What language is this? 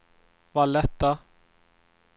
Swedish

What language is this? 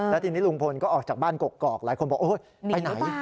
Thai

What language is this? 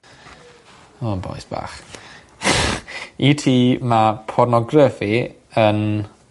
Welsh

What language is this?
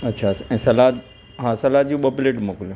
Sindhi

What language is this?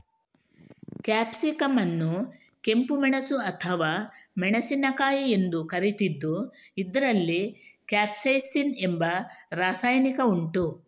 Kannada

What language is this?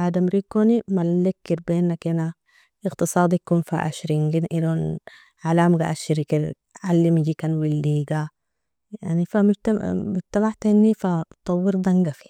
Nobiin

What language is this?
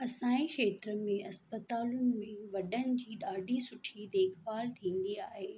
Sindhi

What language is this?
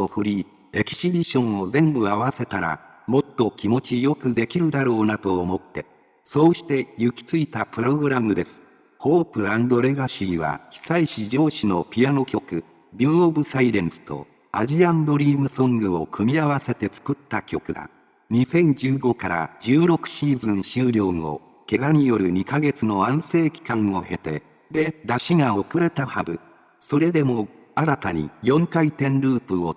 Japanese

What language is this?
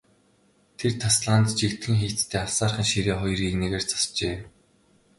Mongolian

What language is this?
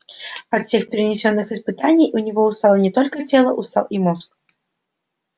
Russian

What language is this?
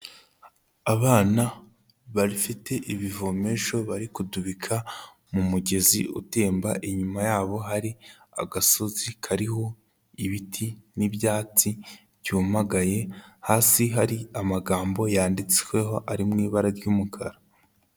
Kinyarwanda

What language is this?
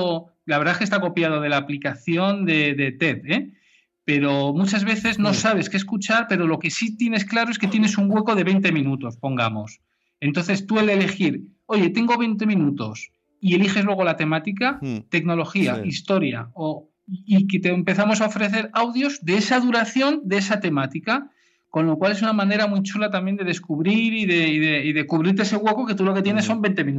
Spanish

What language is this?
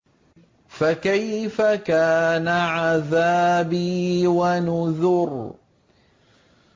Arabic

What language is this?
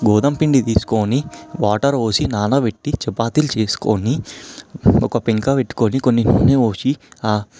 Telugu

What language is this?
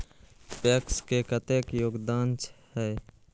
Maithili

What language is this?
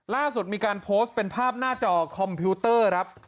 Thai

